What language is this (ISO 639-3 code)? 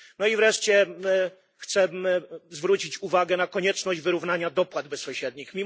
pol